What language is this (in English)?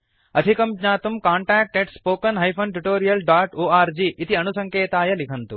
Sanskrit